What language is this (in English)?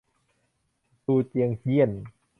Thai